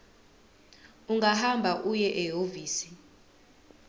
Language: Zulu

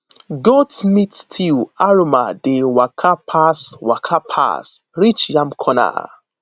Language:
Nigerian Pidgin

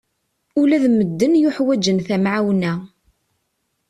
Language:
Kabyle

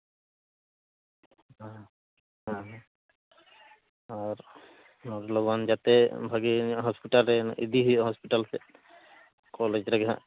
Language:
Santali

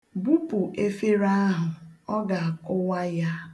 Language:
Igbo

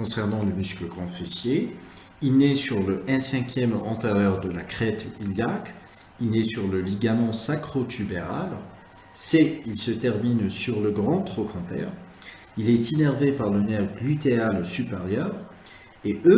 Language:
French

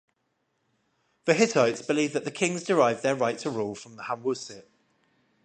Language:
English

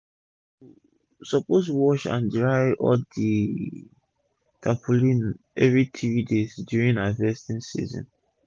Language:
Nigerian Pidgin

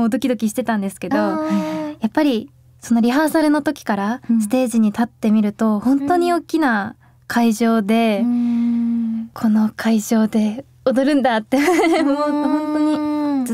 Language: Japanese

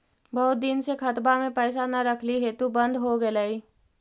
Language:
Magahi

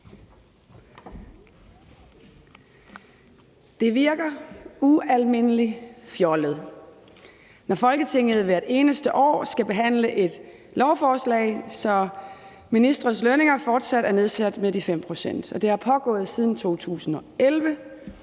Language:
Danish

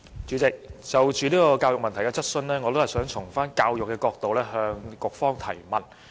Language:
Cantonese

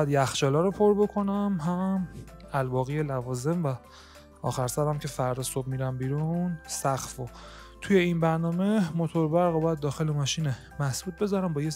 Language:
Persian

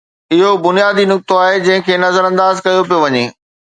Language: Sindhi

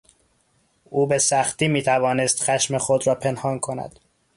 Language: Persian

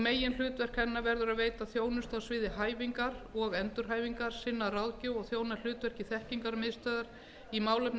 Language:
Icelandic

